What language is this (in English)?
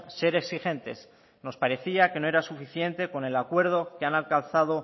Spanish